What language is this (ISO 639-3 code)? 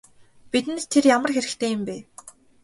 mon